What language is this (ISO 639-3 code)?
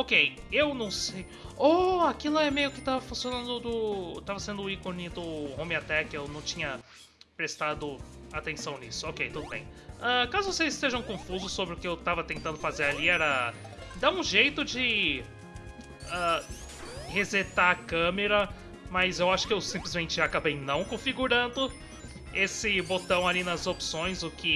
por